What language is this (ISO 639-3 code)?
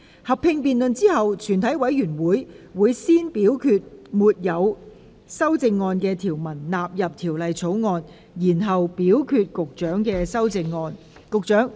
yue